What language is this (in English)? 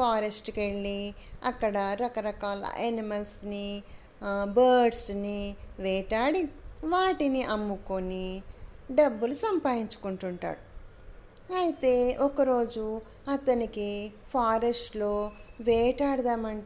Telugu